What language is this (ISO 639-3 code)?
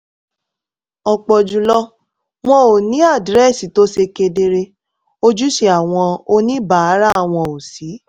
yor